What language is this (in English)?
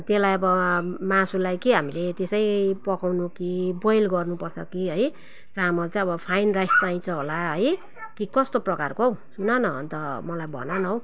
Nepali